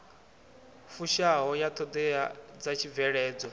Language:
Venda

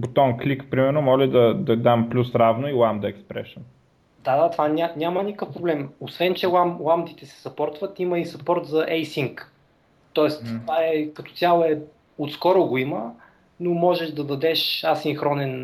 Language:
Bulgarian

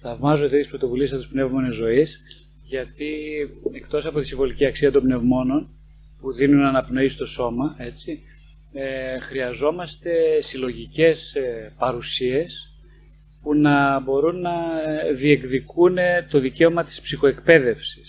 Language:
Greek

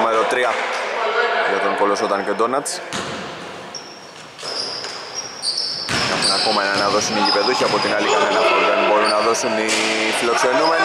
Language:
Greek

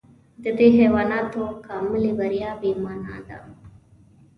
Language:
Pashto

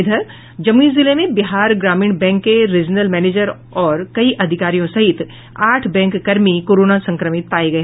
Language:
Hindi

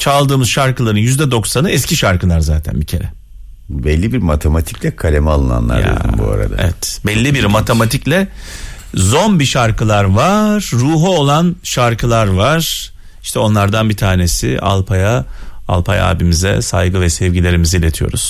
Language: Turkish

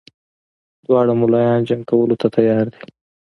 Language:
Pashto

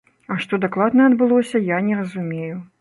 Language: Belarusian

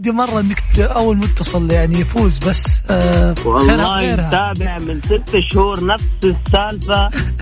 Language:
Arabic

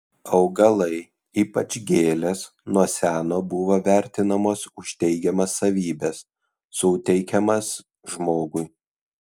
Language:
Lithuanian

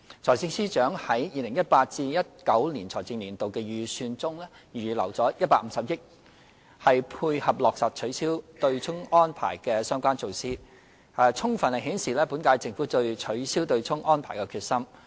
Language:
Cantonese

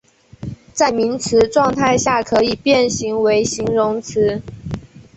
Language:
Chinese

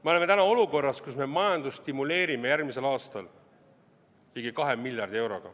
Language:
Estonian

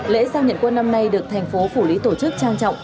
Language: Vietnamese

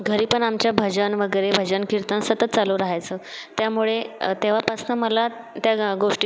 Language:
Marathi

